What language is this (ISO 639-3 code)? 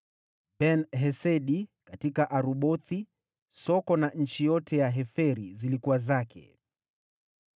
swa